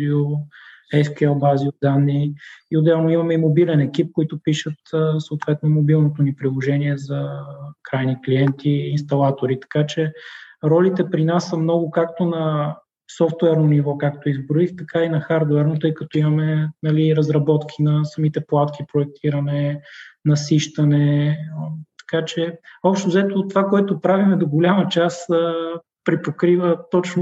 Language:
Bulgarian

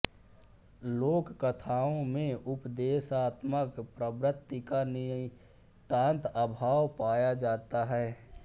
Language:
Hindi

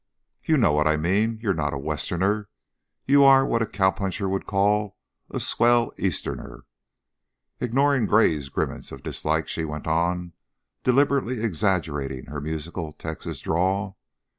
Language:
English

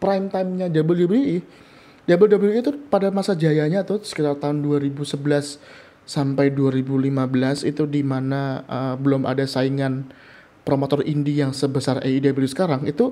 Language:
Indonesian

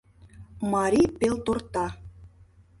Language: Mari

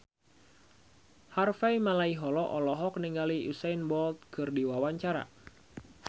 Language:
Sundanese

